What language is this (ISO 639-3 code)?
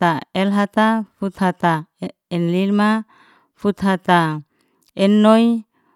ste